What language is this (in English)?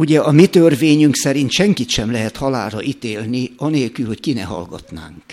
Hungarian